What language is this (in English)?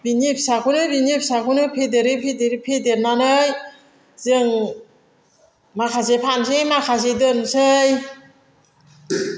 Bodo